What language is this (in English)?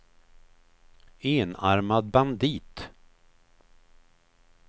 Swedish